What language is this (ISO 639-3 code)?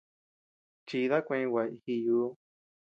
cux